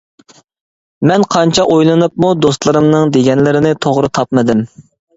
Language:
Uyghur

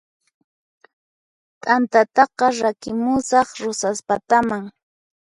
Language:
Puno Quechua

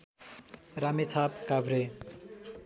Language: Nepali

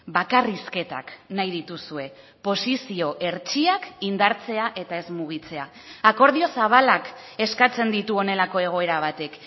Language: Basque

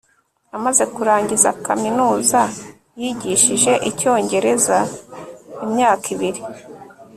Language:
Kinyarwanda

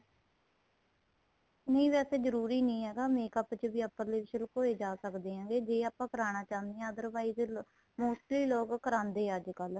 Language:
Punjabi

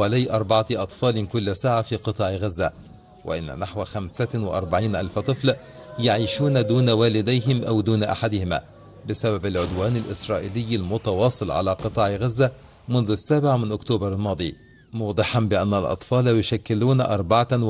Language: Arabic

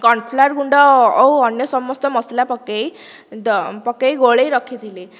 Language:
Odia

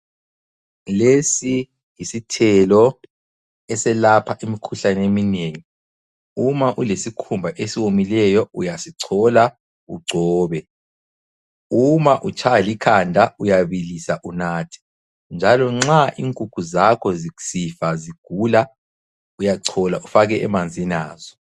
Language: North Ndebele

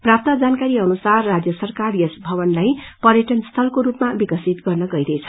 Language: Nepali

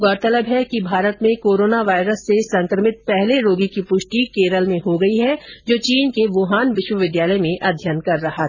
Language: Hindi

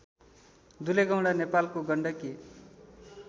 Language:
Nepali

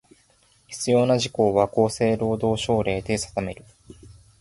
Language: Japanese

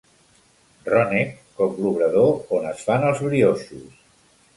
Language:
Catalan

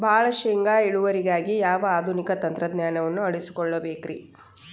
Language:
Kannada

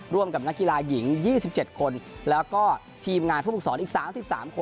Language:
Thai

